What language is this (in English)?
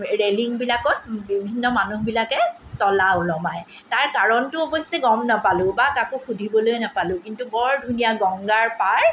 Assamese